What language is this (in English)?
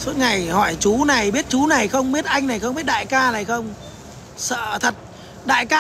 Vietnamese